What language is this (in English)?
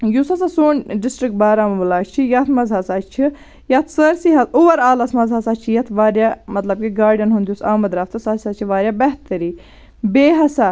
Kashmiri